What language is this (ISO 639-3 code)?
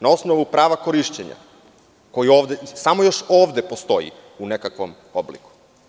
srp